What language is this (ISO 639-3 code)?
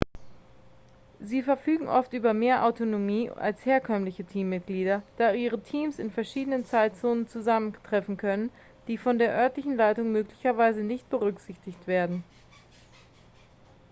deu